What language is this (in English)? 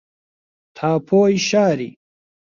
Central Kurdish